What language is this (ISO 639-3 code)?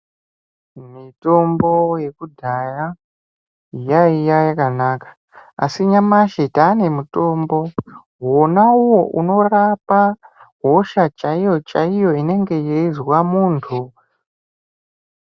ndc